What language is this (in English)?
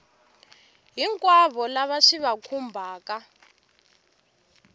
Tsonga